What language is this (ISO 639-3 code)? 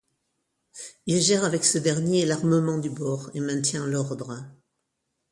fra